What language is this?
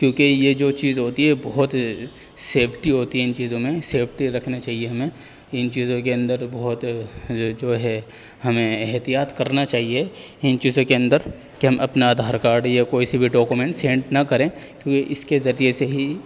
Urdu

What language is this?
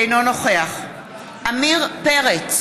Hebrew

